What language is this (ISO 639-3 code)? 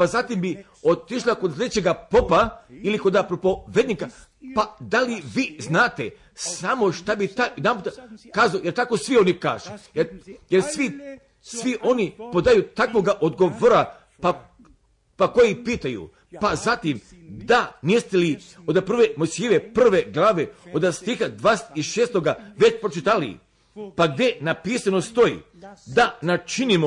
hrv